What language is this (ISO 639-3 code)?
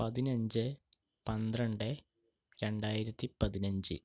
mal